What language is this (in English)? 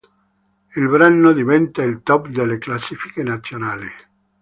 Italian